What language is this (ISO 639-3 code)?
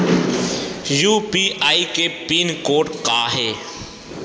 hne